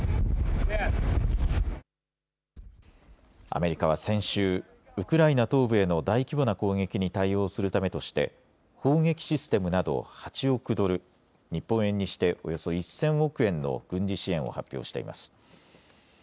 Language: Japanese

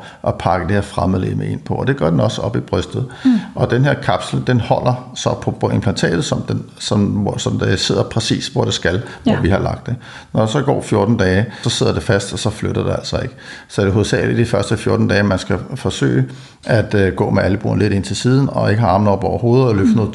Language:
Danish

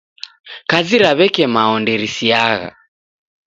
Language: Taita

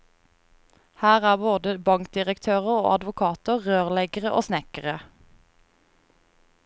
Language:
Norwegian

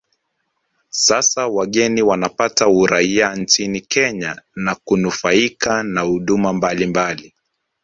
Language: Swahili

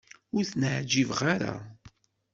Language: Kabyle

